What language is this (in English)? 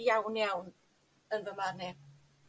Welsh